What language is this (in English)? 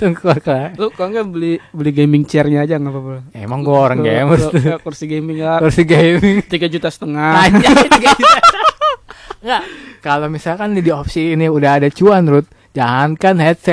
Indonesian